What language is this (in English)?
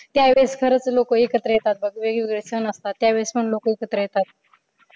Marathi